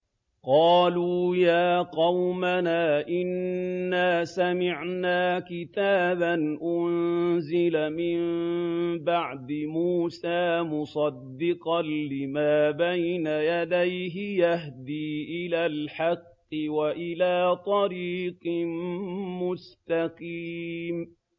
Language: Arabic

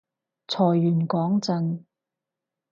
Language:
Cantonese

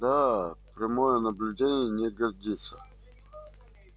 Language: Russian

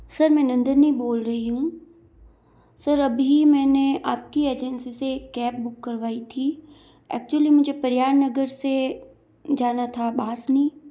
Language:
Hindi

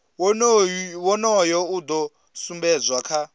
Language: Venda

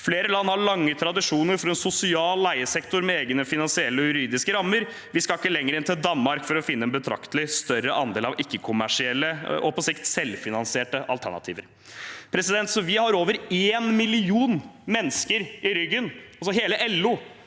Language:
Norwegian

